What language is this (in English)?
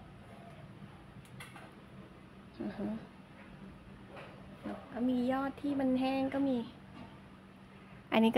Thai